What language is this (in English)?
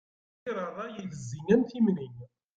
Kabyle